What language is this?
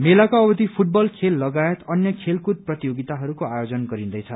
Nepali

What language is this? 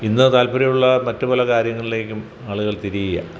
Malayalam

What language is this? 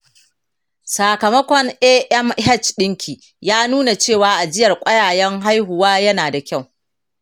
Hausa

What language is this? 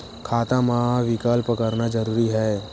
Chhattisgarhi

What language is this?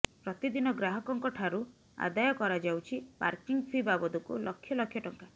Odia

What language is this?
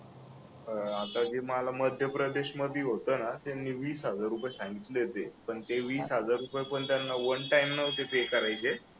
Marathi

